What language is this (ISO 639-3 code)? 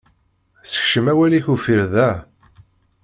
kab